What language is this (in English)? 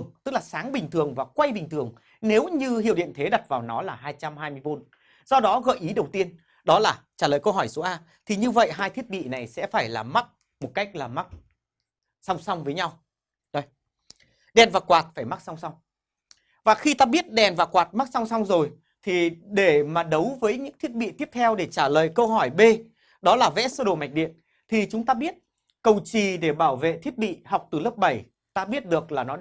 Vietnamese